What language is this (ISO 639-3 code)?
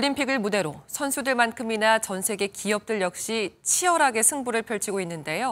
kor